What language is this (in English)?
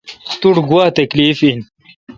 Kalkoti